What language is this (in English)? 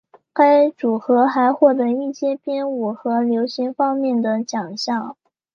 Chinese